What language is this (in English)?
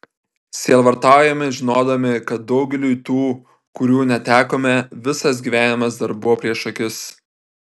Lithuanian